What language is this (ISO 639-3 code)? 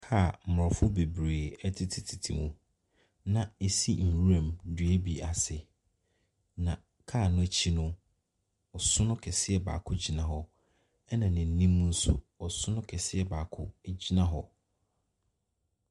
aka